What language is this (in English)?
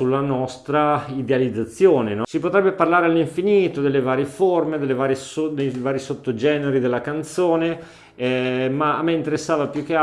Italian